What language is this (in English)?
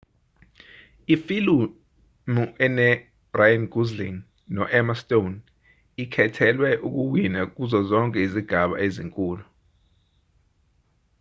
Zulu